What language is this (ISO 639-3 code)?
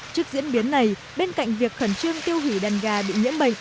vie